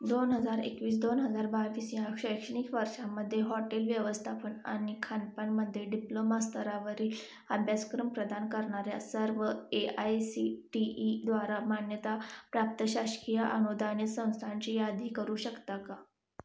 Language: Marathi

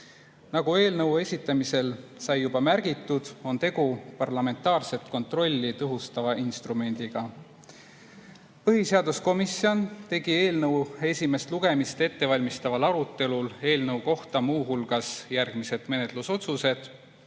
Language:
Estonian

